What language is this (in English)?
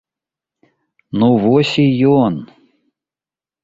Belarusian